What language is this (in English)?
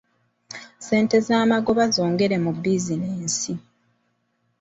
Ganda